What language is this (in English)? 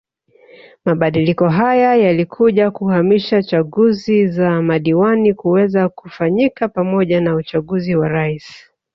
Swahili